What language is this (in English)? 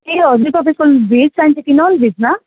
Nepali